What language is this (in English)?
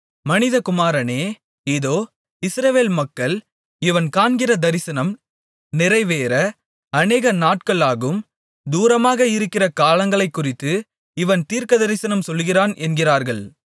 Tamil